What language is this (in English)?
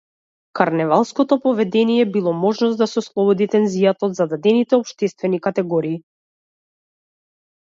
Macedonian